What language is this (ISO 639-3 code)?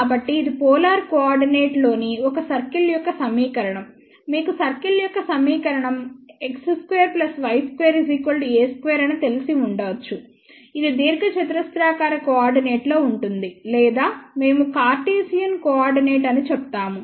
tel